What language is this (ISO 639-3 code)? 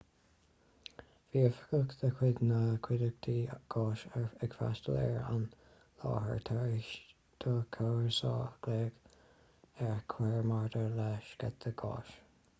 gle